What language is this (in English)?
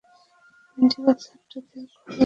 Bangla